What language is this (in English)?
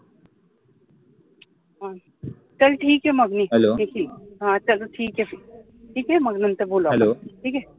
Marathi